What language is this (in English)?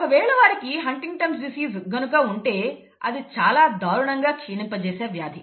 Telugu